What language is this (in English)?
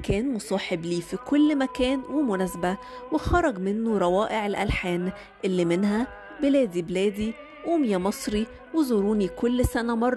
Arabic